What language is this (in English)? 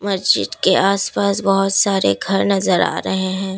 Hindi